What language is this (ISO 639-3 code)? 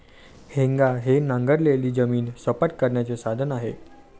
mar